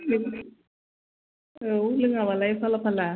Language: Bodo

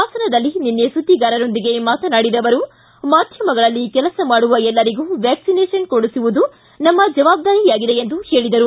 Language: Kannada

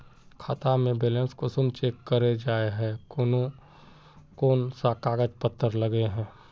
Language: Magahi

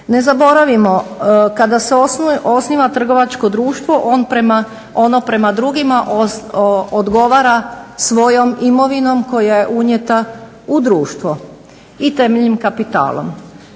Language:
Croatian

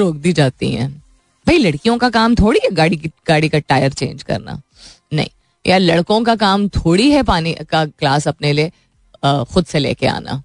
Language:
Hindi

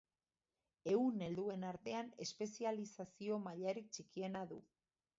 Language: Basque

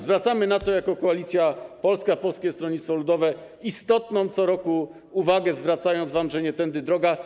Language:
Polish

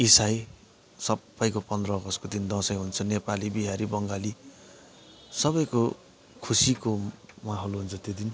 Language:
Nepali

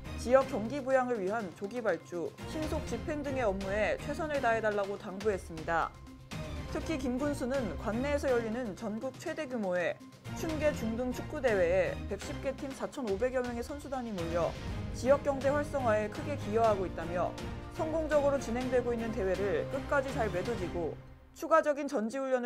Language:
Korean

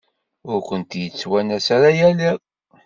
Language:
Kabyle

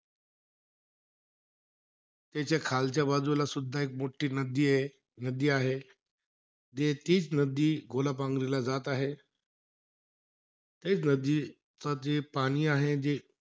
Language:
Marathi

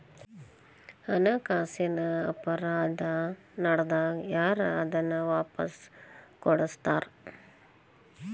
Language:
Kannada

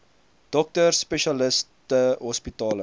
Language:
Afrikaans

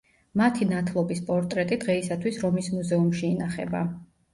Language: Georgian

